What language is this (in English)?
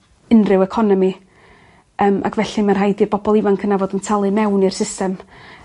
Welsh